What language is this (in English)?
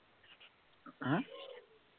Assamese